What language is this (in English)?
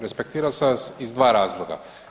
Croatian